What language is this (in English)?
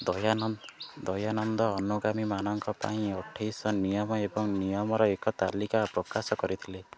Odia